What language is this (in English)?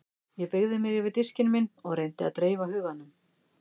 Icelandic